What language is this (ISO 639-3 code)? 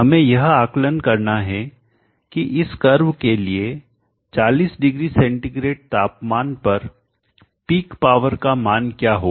hin